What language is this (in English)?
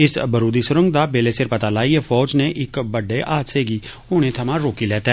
Dogri